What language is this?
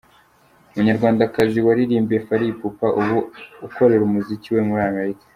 Kinyarwanda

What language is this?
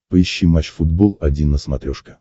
Russian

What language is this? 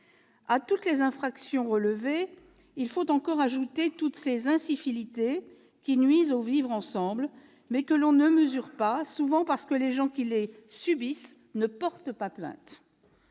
French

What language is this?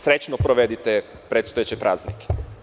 Serbian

